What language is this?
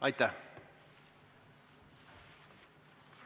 Estonian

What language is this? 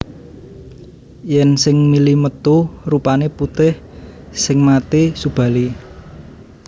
Javanese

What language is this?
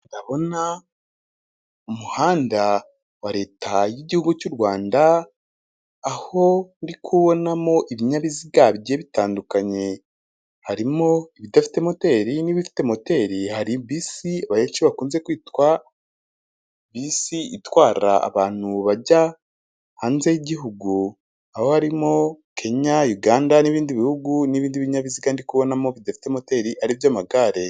Kinyarwanda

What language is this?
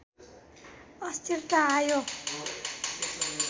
Nepali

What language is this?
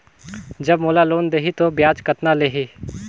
Chhattisgarhi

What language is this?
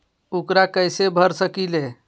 Magahi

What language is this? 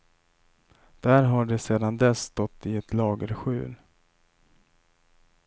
Swedish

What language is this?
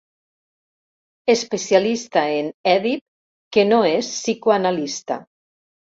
Catalan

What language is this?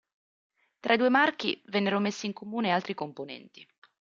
Italian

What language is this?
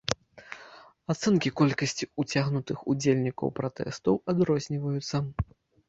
Belarusian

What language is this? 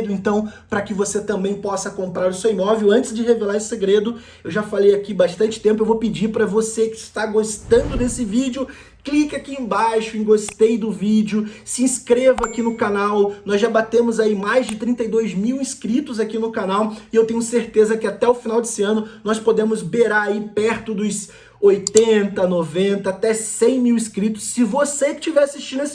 Portuguese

